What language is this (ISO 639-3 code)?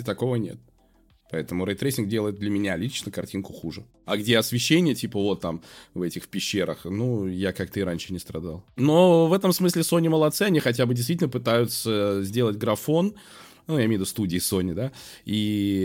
rus